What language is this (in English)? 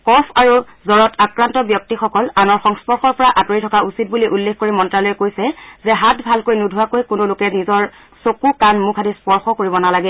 Assamese